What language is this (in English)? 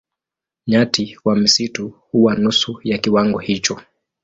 Swahili